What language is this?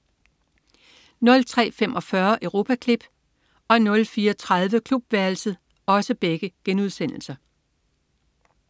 Danish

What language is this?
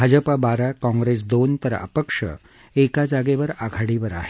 Marathi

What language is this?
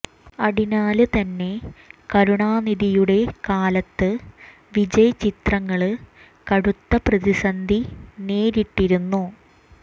Malayalam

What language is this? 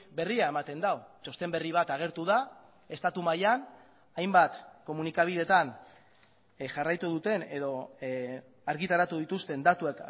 Basque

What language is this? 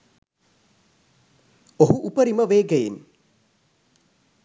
Sinhala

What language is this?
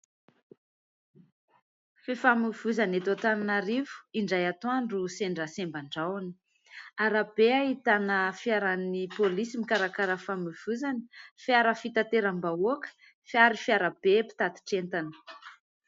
Malagasy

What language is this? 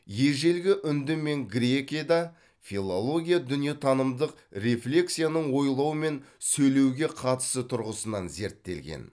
Kazakh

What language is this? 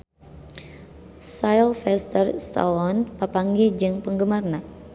Sundanese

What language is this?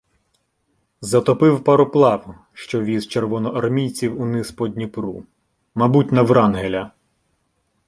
Ukrainian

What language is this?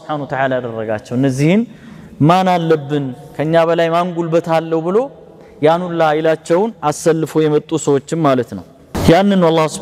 Arabic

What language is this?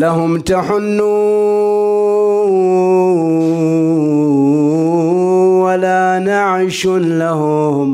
Arabic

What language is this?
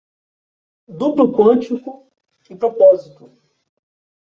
Portuguese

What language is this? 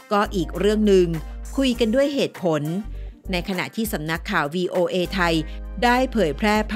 Thai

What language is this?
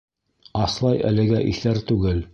Bashkir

